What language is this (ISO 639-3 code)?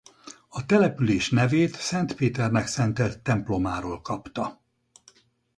hun